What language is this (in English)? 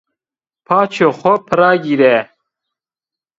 Zaza